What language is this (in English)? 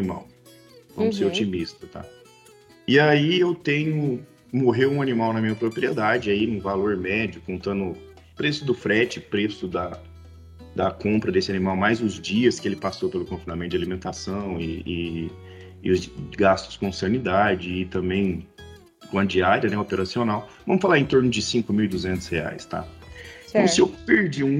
Portuguese